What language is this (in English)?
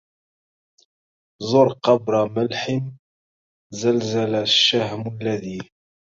Arabic